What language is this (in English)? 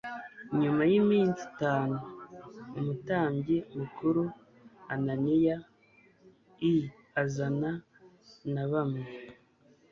Kinyarwanda